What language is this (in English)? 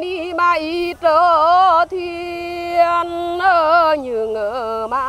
Vietnamese